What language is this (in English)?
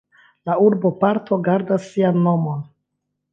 Esperanto